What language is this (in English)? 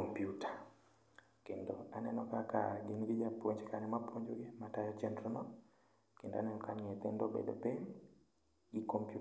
Luo (Kenya and Tanzania)